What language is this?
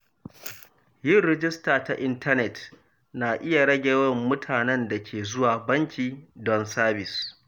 Hausa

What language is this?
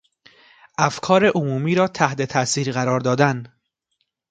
Persian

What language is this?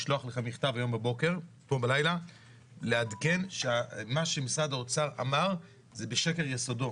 Hebrew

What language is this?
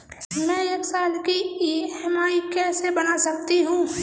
Hindi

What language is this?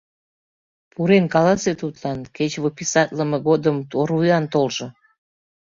Mari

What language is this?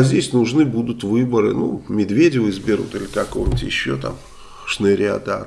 Russian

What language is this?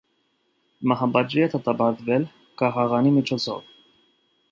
Armenian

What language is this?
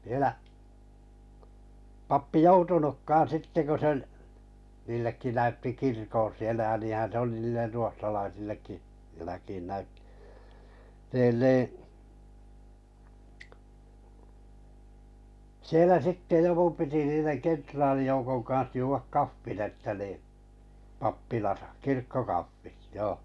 Finnish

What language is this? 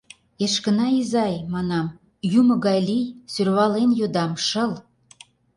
Mari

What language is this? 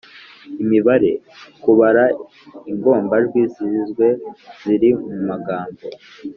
Kinyarwanda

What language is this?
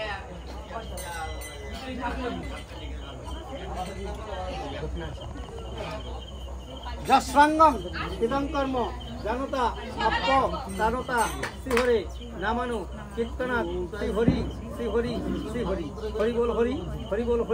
Arabic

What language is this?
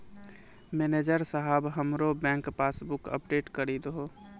Maithili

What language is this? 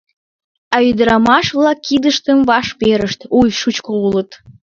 Mari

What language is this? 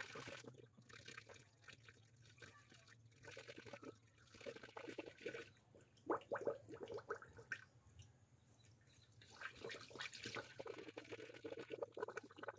Filipino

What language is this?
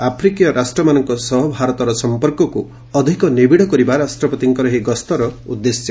Odia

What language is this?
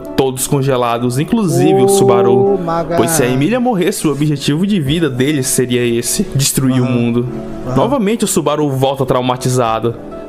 Portuguese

